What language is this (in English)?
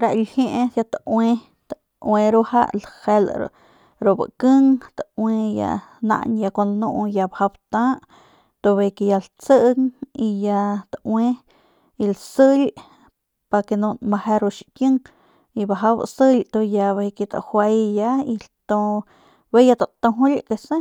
Northern Pame